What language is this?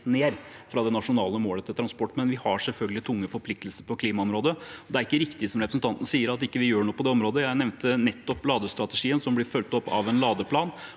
Norwegian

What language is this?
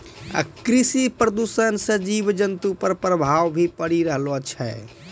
Maithili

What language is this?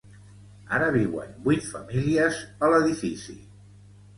Catalan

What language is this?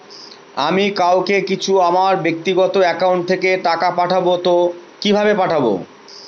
Bangla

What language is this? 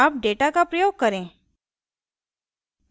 Hindi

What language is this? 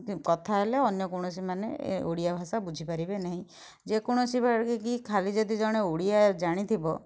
Odia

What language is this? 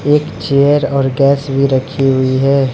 Hindi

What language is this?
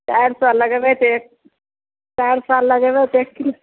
Maithili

